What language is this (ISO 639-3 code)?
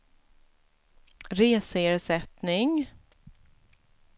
swe